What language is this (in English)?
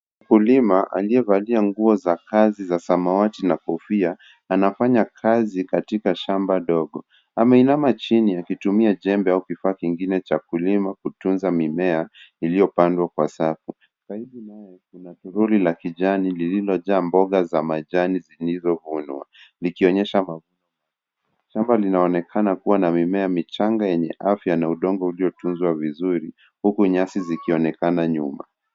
Swahili